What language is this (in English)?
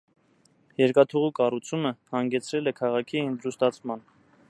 Armenian